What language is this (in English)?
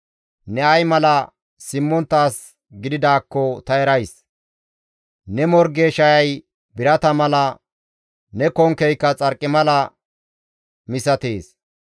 Gamo